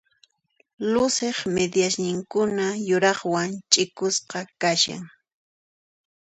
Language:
Puno Quechua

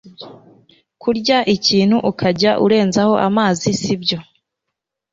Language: Kinyarwanda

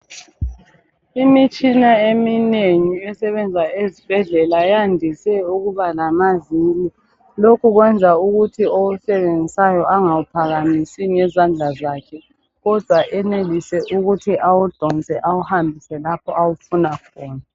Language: North Ndebele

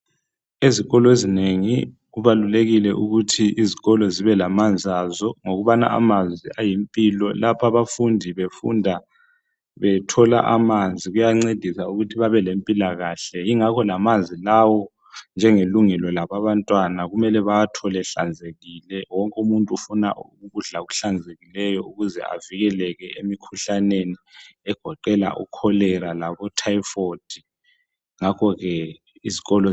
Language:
North Ndebele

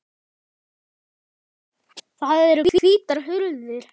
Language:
Icelandic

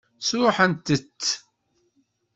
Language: Kabyle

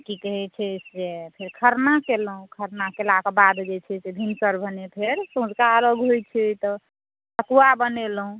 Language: Maithili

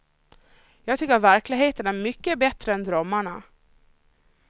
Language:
Swedish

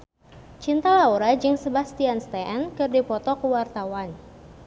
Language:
Sundanese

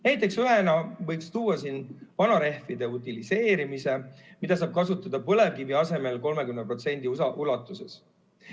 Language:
Estonian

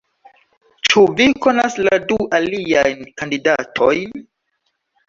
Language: Esperanto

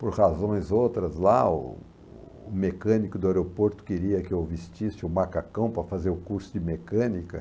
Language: Portuguese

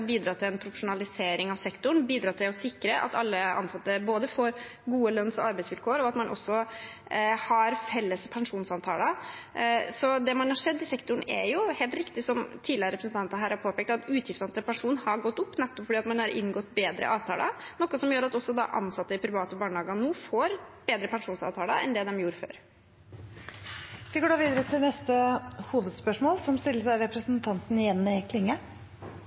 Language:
Norwegian Bokmål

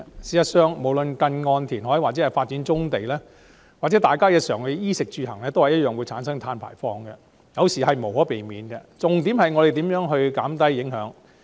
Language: Cantonese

